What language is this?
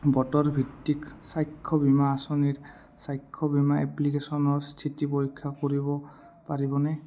Assamese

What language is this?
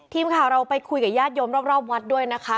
Thai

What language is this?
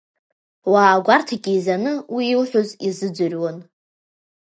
Abkhazian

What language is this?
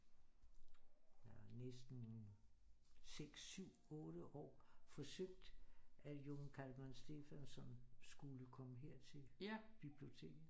Danish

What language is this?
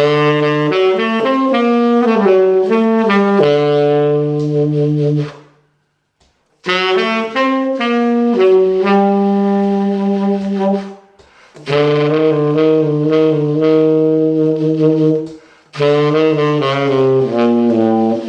English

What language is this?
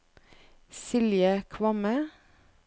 Norwegian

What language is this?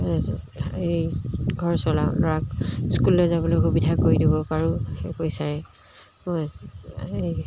Assamese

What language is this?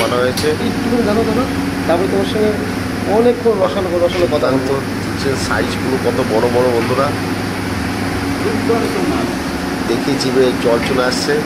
Turkish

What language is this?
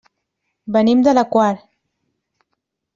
Catalan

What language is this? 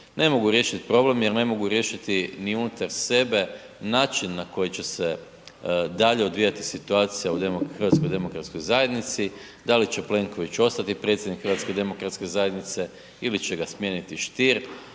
Croatian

